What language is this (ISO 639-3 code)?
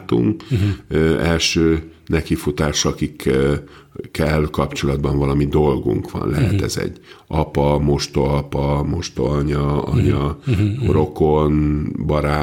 hun